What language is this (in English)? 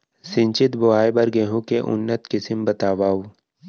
Chhattisgarhi